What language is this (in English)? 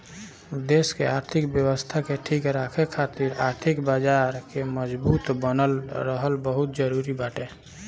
Bhojpuri